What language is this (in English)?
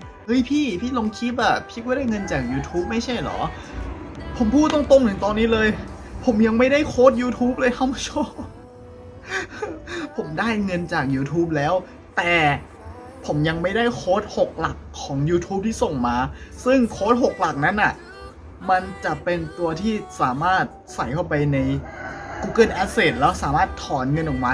Thai